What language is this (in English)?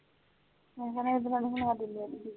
Punjabi